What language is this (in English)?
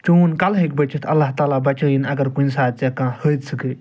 Kashmiri